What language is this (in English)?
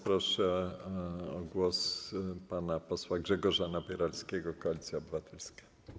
Polish